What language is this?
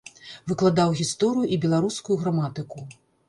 Belarusian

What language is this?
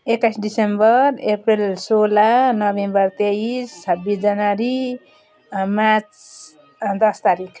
Nepali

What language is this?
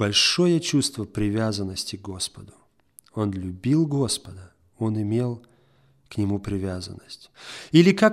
Russian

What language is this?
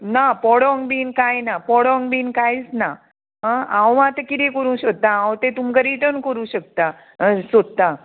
Konkani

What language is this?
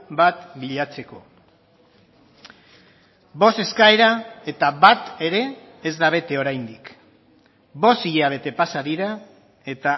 Basque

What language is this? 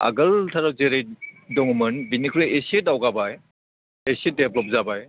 Bodo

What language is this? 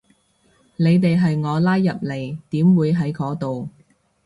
Cantonese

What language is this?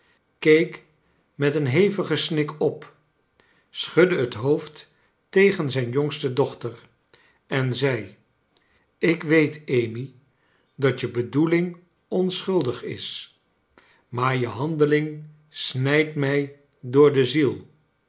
Dutch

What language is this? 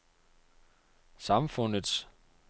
Danish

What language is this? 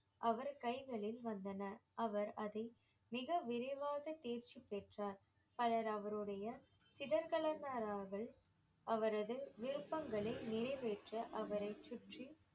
Tamil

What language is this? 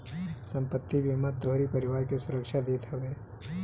Bhojpuri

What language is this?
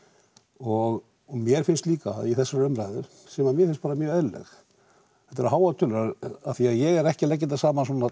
Icelandic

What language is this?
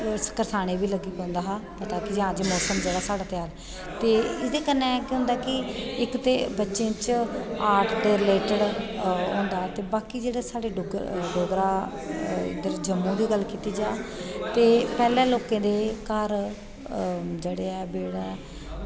Dogri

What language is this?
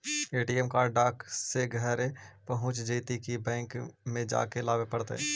Magahi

